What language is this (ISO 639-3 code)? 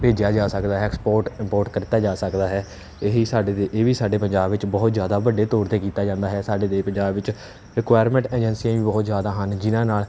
pan